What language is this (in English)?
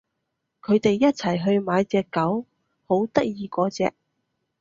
Cantonese